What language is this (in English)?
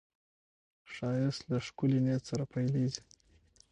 Pashto